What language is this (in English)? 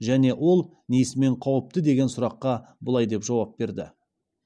Kazakh